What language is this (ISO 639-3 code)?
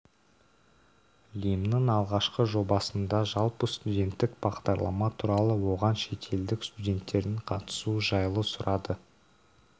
kaz